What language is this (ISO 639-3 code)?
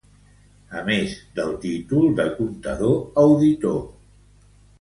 cat